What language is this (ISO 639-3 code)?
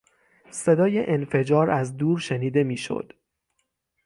fas